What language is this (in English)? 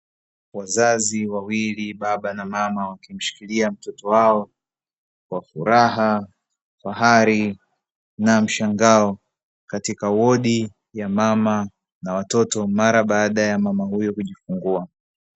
Swahili